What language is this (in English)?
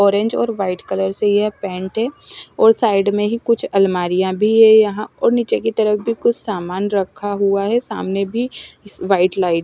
Hindi